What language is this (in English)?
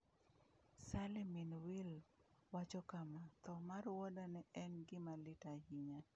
Luo (Kenya and Tanzania)